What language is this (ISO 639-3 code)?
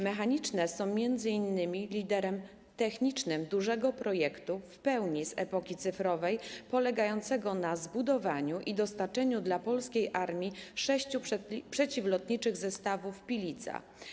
pol